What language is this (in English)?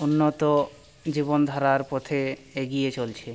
Bangla